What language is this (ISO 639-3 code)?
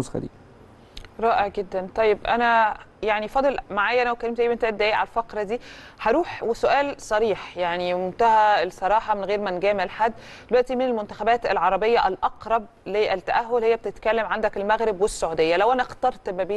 ara